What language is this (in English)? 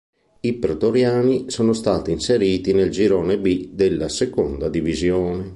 Italian